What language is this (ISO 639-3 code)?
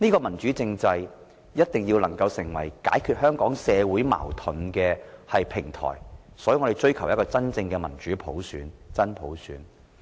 yue